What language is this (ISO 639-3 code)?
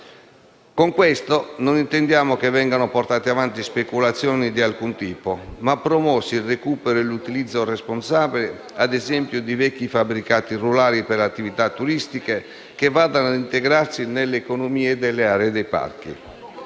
ita